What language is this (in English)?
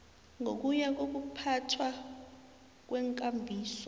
South Ndebele